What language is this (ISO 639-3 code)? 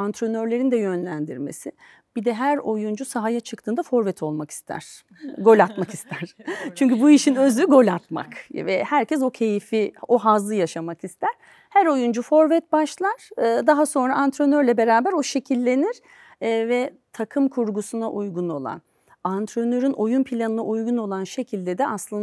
tur